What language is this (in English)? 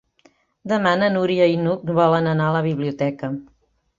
Catalan